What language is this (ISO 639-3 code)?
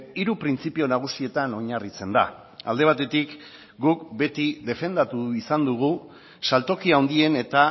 eus